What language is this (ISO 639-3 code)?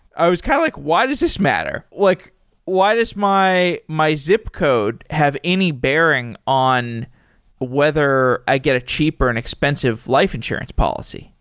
eng